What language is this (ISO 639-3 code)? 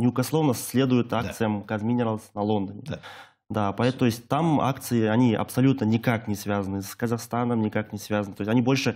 rus